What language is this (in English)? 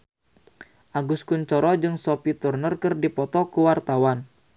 Sundanese